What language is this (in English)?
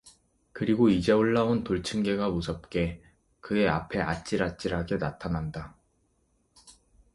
Korean